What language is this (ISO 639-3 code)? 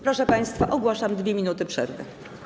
pol